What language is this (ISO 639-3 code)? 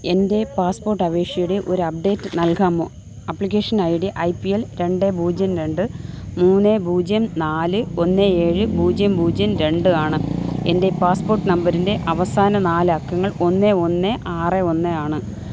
mal